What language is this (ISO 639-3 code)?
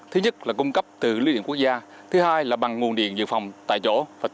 vie